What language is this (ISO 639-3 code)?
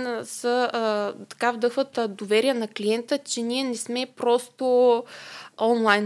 bul